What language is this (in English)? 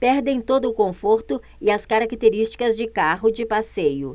Portuguese